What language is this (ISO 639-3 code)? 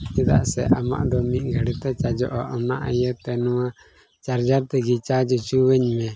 sat